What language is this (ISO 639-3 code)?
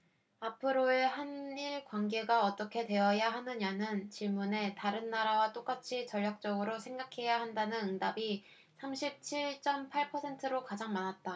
kor